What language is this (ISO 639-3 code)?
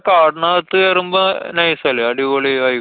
mal